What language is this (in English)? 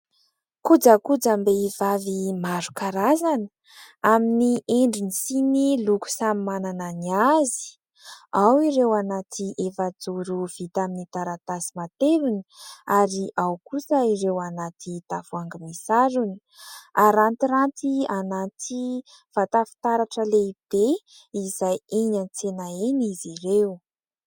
Malagasy